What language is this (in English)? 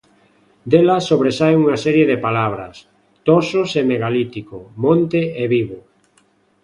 Galician